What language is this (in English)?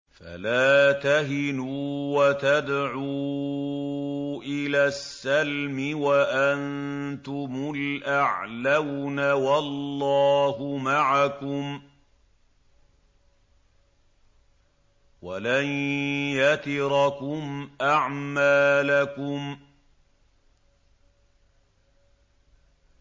Arabic